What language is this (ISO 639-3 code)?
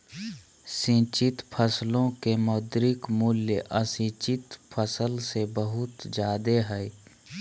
mag